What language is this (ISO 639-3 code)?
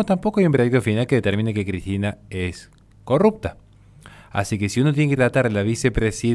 spa